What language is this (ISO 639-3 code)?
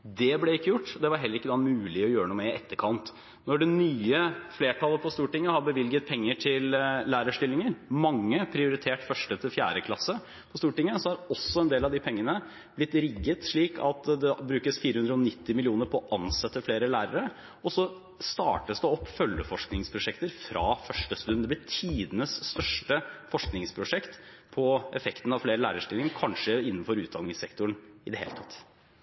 nob